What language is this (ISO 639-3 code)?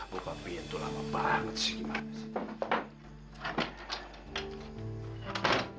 ind